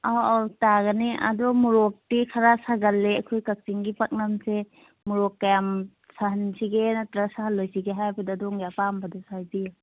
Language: Manipuri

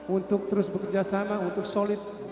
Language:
Indonesian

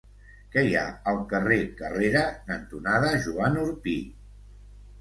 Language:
Catalan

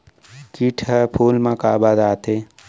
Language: Chhattisgarhi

